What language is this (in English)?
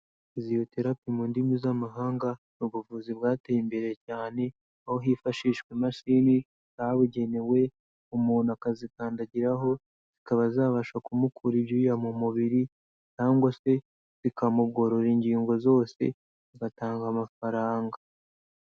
Kinyarwanda